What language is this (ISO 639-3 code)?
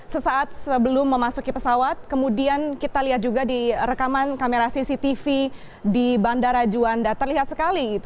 ind